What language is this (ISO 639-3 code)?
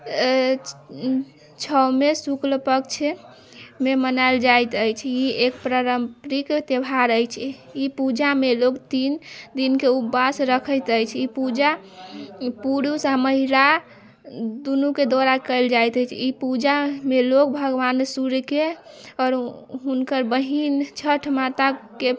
mai